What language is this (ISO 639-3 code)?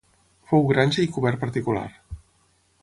cat